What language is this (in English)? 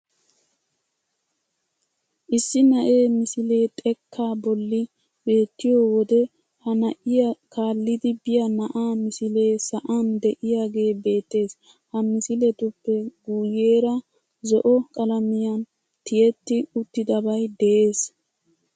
Wolaytta